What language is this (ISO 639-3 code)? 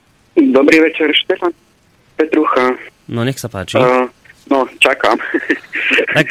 slk